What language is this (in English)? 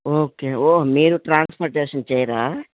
Telugu